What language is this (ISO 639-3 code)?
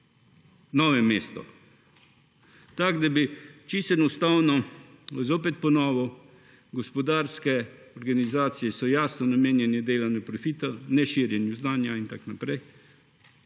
slv